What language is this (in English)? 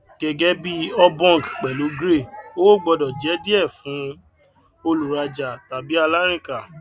Yoruba